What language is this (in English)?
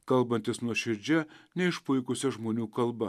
Lithuanian